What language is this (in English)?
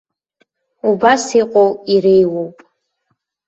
Abkhazian